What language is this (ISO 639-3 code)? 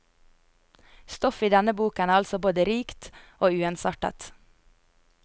nor